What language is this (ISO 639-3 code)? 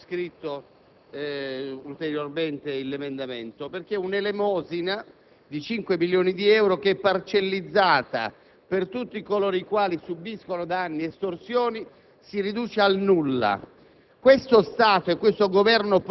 ita